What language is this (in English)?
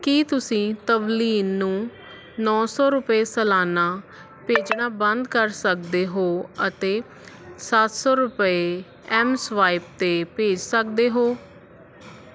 Punjabi